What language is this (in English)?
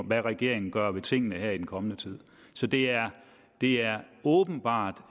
Danish